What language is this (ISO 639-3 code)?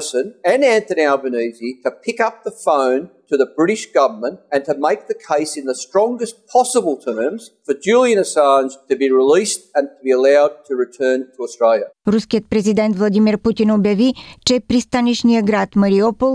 bul